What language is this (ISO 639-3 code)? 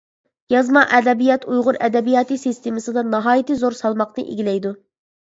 uig